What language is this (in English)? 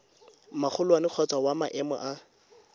Tswana